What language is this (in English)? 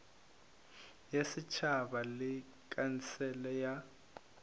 Northern Sotho